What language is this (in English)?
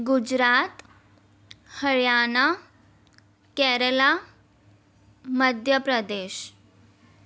Sindhi